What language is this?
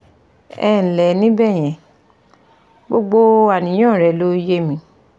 Yoruba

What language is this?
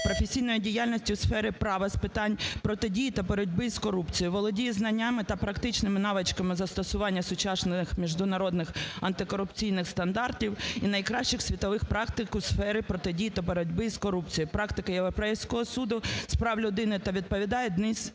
Ukrainian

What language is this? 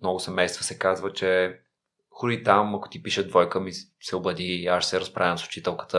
Bulgarian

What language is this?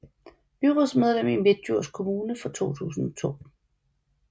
Danish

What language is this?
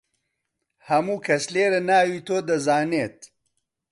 Central Kurdish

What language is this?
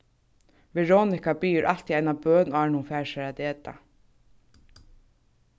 Faroese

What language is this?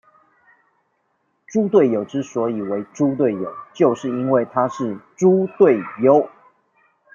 Chinese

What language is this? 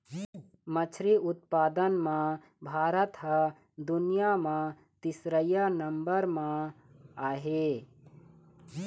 Chhattisgarhi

